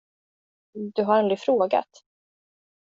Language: Swedish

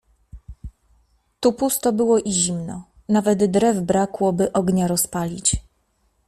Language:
Polish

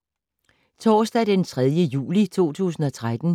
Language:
Danish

